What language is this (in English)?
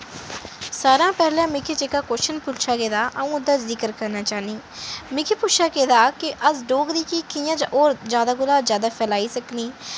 Dogri